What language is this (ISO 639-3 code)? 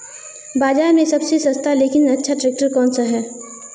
hin